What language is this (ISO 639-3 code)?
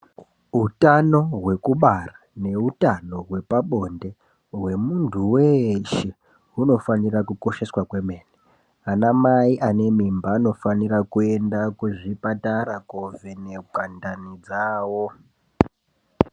ndc